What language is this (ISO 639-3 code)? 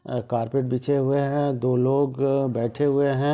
hin